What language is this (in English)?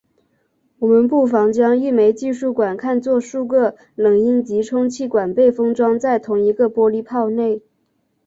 Chinese